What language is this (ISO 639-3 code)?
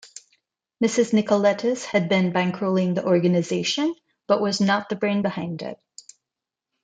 eng